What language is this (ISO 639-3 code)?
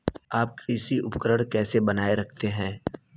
hin